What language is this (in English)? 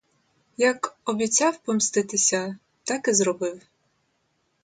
Ukrainian